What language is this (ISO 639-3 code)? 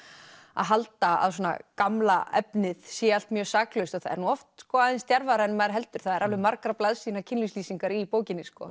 isl